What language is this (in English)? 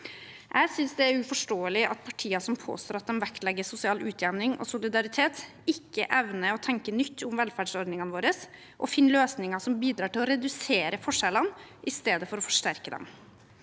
Norwegian